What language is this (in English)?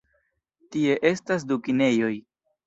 Esperanto